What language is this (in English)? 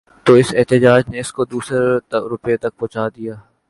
Urdu